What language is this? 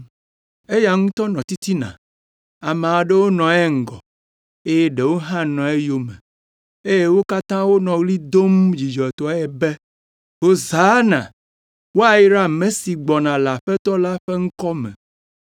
Ewe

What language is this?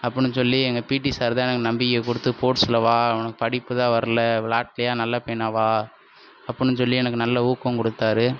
Tamil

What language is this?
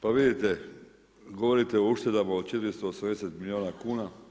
Croatian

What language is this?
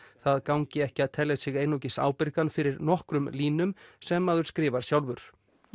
Icelandic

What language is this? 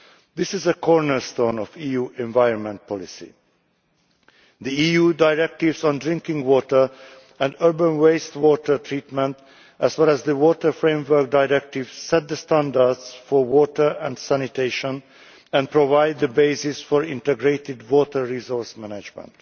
English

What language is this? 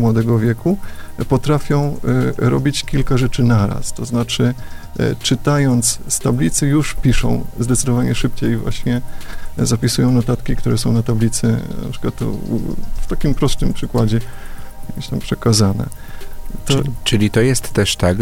Polish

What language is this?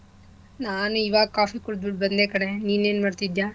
Kannada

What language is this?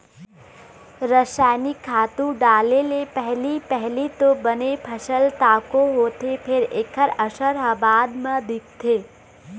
Chhattisgarhi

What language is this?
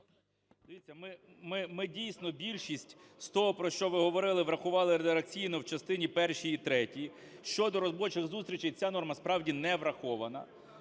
Ukrainian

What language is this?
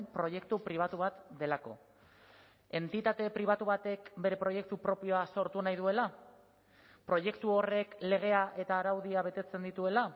Basque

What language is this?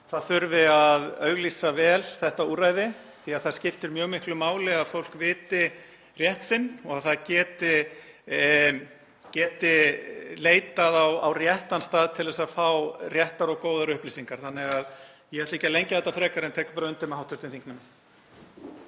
Icelandic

